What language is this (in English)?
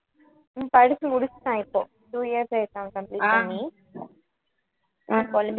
Tamil